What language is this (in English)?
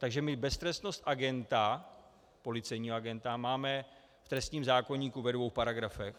Czech